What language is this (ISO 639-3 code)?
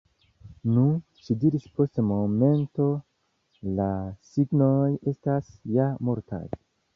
epo